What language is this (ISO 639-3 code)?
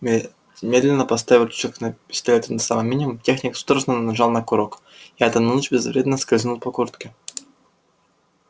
rus